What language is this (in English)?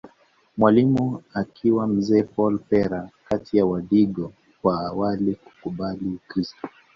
Swahili